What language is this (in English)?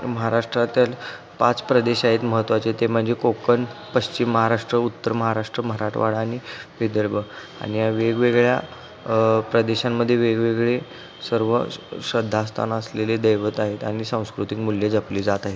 Marathi